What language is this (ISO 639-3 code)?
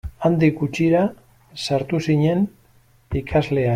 eus